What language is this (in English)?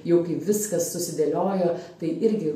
Lithuanian